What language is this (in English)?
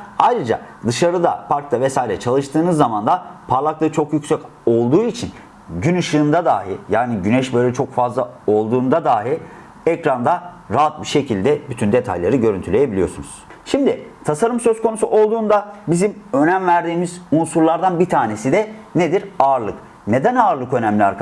Turkish